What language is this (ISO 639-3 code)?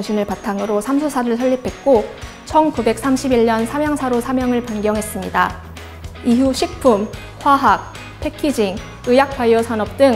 kor